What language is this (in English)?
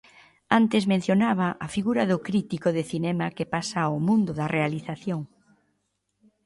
Galician